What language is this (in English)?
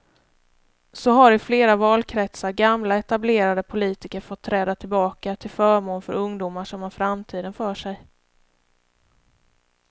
Swedish